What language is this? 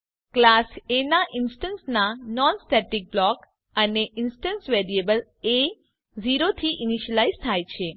Gujarati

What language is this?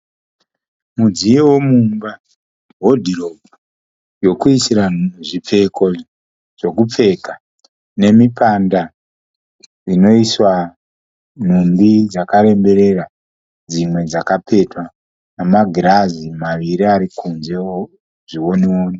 Shona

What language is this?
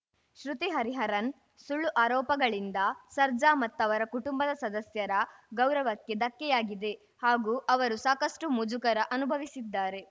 Kannada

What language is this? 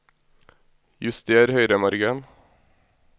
Norwegian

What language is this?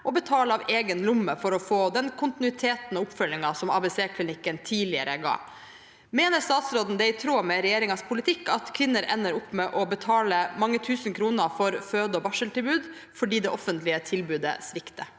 Norwegian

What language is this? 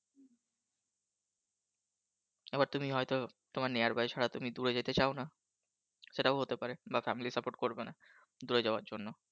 Bangla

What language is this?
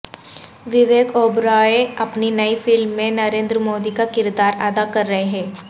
Urdu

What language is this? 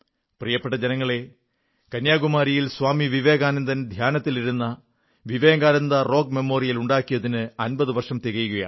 Malayalam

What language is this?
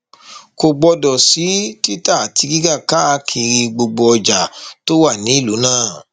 Yoruba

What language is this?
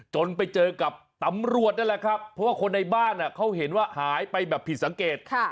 Thai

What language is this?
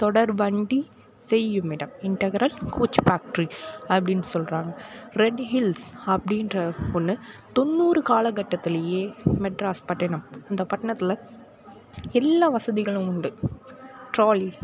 Tamil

